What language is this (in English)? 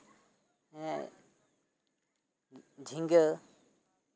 Santali